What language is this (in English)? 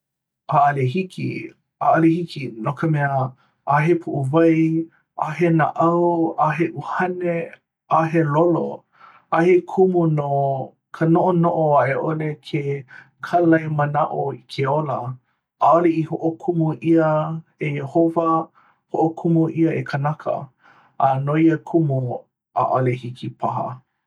Hawaiian